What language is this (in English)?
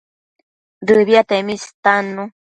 Matsés